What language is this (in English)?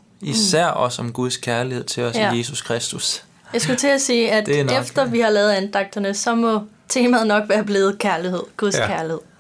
Danish